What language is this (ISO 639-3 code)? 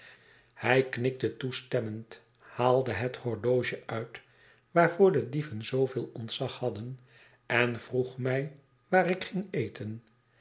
nld